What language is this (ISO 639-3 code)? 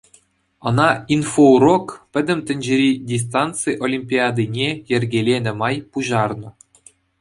chv